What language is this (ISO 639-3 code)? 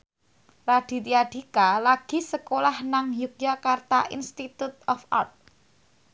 jav